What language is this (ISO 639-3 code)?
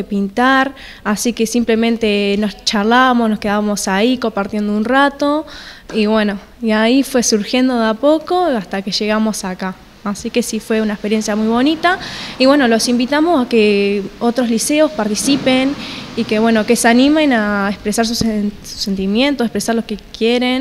spa